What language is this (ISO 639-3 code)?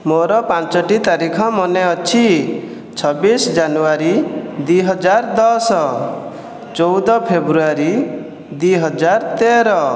ori